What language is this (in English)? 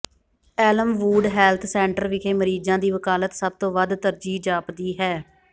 Punjabi